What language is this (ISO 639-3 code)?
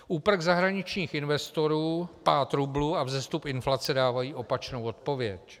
ces